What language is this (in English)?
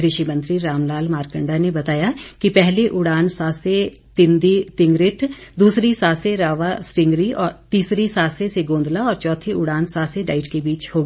Hindi